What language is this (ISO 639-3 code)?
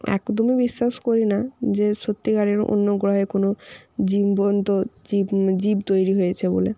ben